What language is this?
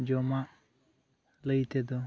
Santali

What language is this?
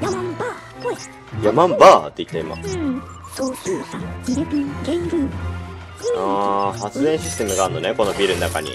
Japanese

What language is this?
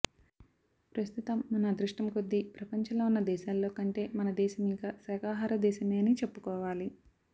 Telugu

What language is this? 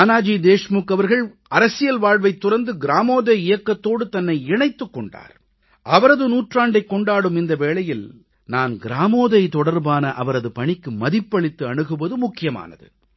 Tamil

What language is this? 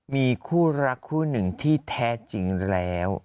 Thai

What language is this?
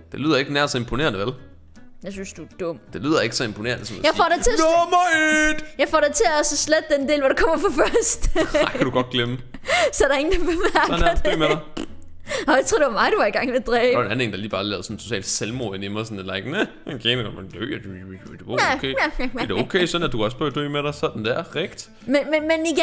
Danish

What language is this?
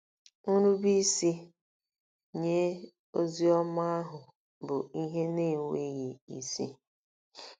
Igbo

